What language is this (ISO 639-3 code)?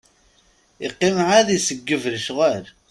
kab